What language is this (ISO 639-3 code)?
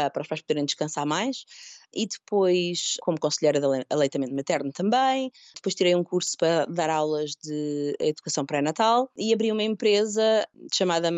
por